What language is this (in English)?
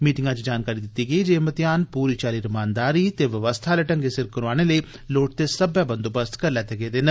Dogri